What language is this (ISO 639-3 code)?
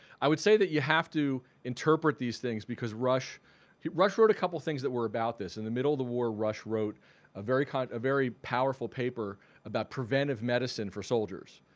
eng